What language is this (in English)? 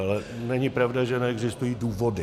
Czech